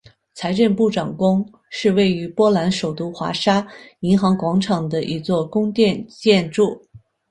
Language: Chinese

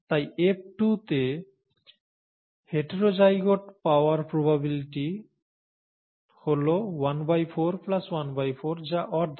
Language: Bangla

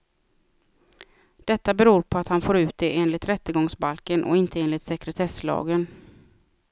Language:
Swedish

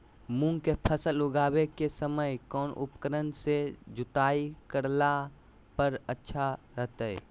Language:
Magahi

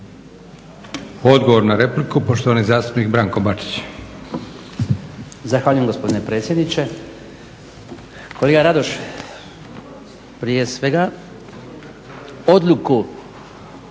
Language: Croatian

